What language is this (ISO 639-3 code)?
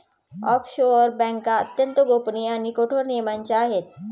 mar